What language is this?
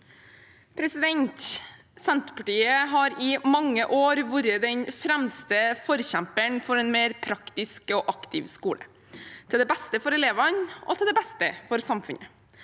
Norwegian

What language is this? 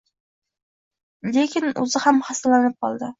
Uzbek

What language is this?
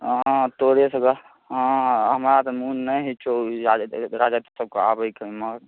Maithili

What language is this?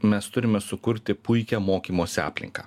Lithuanian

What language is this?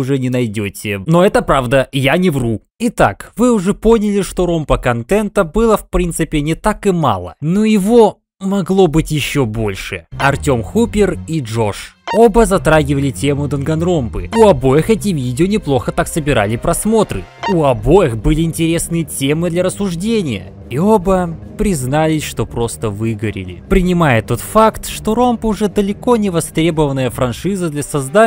Russian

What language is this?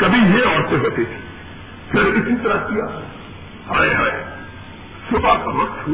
Urdu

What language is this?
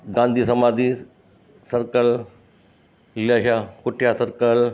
Sindhi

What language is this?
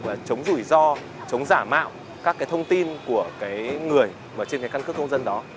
Vietnamese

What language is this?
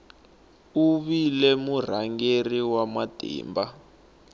Tsonga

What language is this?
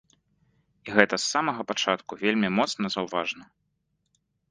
Belarusian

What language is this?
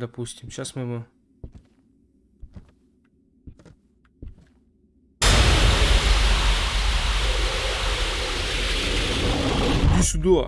Russian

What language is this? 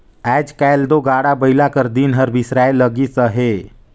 Chhattisgarhi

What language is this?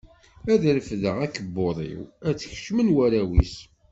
Kabyle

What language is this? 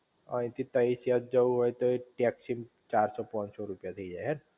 Gujarati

